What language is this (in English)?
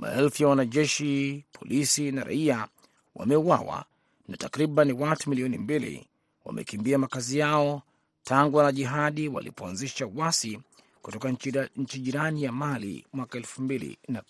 Swahili